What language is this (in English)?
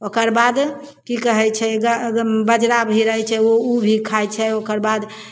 Maithili